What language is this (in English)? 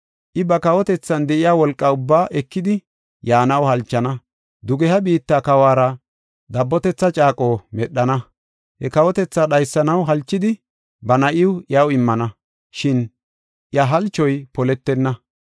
Gofa